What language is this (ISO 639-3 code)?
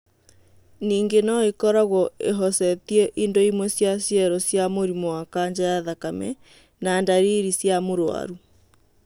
kik